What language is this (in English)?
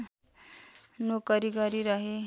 Nepali